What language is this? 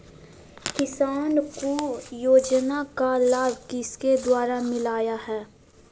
Magahi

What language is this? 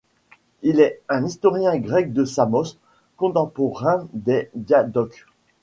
French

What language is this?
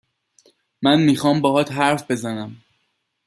Persian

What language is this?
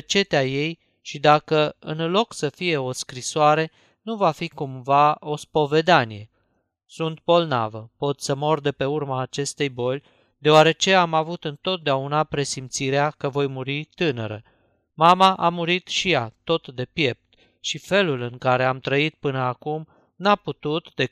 Romanian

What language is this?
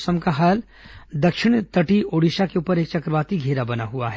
Hindi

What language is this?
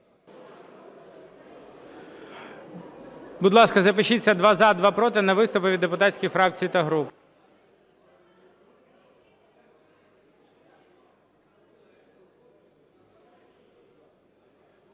Ukrainian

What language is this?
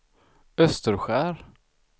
Swedish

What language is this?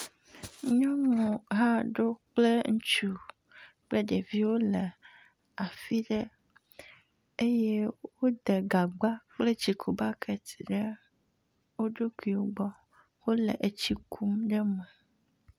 Ewe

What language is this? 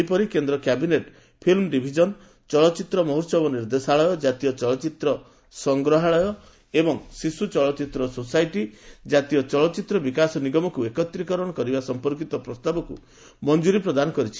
Odia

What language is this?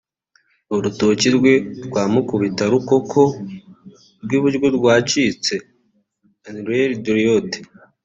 Kinyarwanda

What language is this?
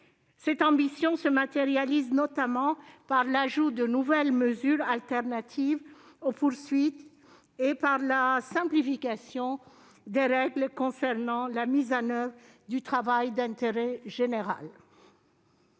French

